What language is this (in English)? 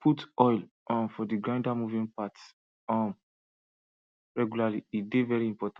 Nigerian Pidgin